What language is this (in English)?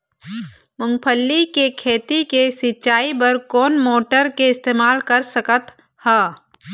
Chhattisgarhi